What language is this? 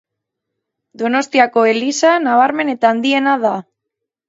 Basque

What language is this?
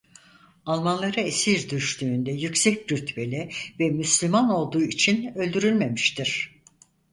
Turkish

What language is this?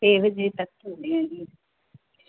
Punjabi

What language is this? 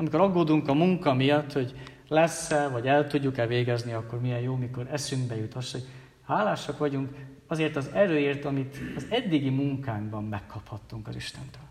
Hungarian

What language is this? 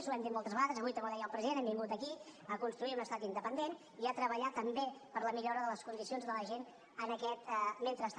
Catalan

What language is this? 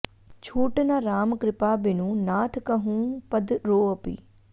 Sanskrit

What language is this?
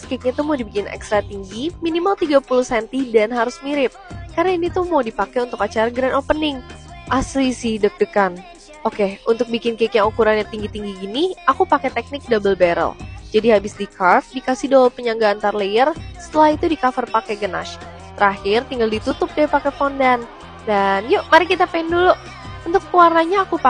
Indonesian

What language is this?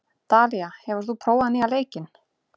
Icelandic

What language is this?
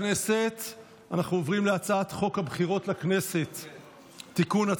Hebrew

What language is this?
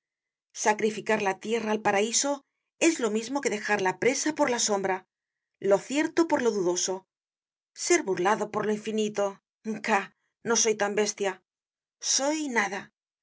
Spanish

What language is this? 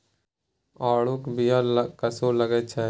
Maithili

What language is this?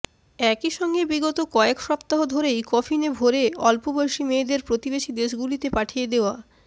Bangla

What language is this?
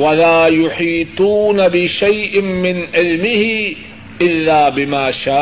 Urdu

